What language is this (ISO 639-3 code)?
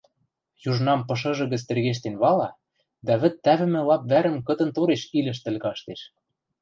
mrj